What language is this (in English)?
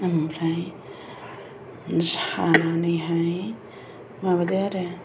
Bodo